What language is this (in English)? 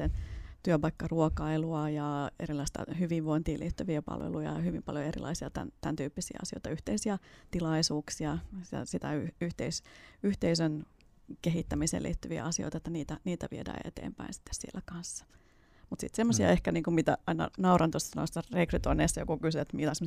Finnish